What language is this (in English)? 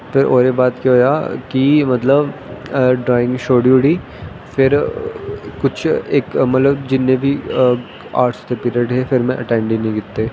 Dogri